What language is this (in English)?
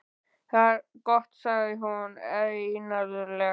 Icelandic